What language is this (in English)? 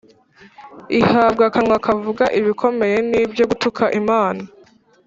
Kinyarwanda